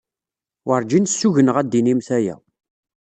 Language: Kabyle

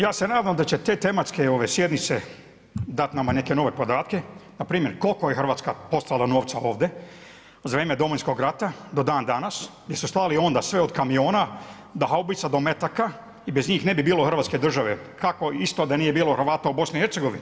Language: Croatian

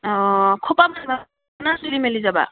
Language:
Assamese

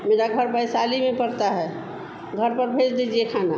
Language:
Hindi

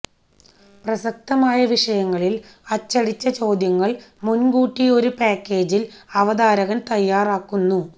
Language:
Malayalam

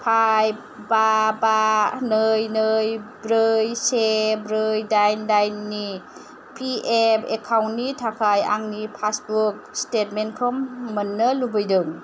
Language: Bodo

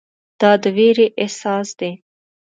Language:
Pashto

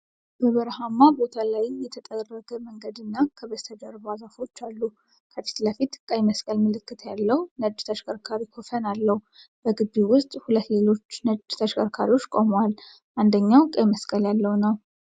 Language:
Amharic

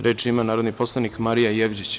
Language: Serbian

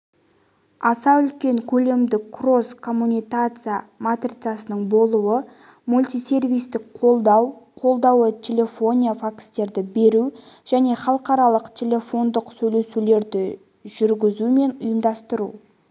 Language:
Kazakh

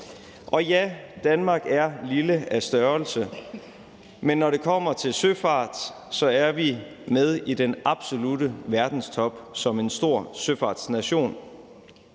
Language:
Danish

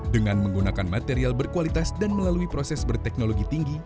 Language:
Indonesian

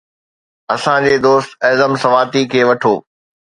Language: Sindhi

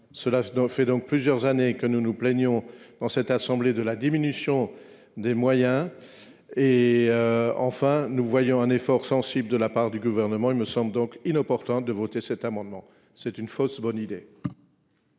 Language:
French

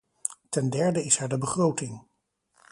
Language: Dutch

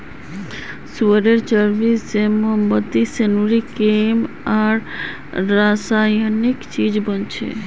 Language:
Magahi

